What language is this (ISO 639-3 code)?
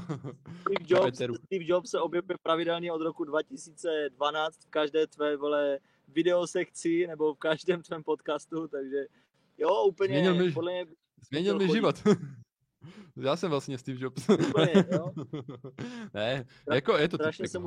ces